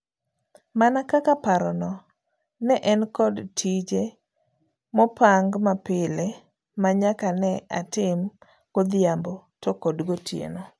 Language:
Luo (Kenya and Tanzania)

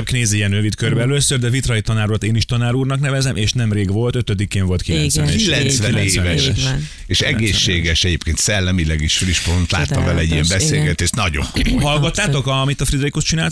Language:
Hungarian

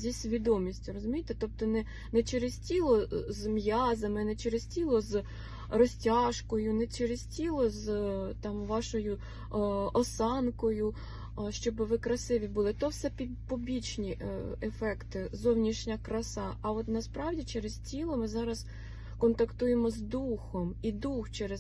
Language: Ukrainian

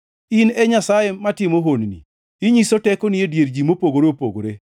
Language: Luo (Kenya and Tanzania)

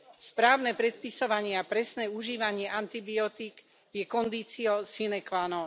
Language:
Slovak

